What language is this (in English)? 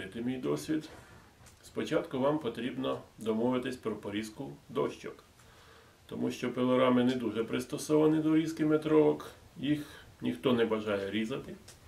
Ukrainian